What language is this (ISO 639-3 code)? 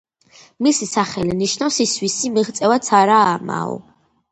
kat